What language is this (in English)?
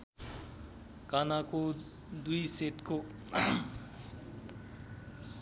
Nepali